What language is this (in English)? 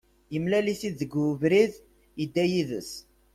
Kabyle